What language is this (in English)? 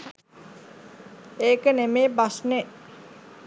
Sinhala